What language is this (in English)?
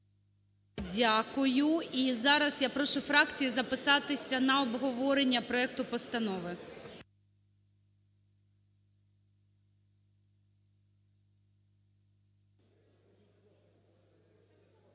Ukrainian